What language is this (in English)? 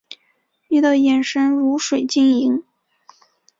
Chinese